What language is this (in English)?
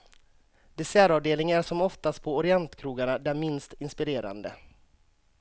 Swedish